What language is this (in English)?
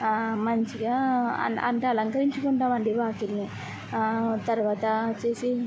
Telugu